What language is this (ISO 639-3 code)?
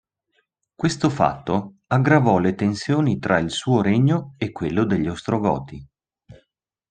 ita